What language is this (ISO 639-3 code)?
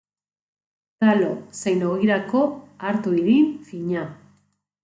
eus